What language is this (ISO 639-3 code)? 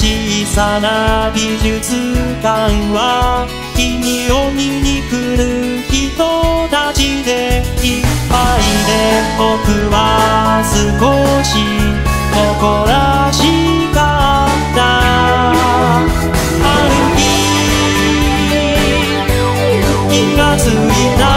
kor